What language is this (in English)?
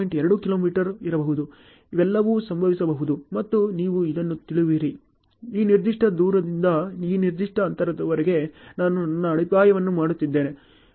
Kannada